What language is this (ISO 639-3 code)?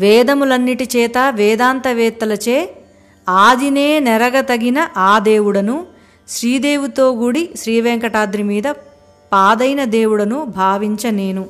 tel